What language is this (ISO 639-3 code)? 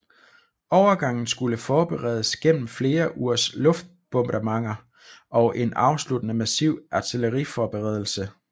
dan